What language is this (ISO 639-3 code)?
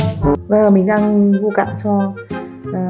vie